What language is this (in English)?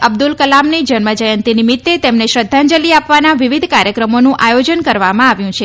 Gujarati